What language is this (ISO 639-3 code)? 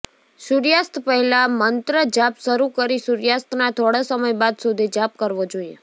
guj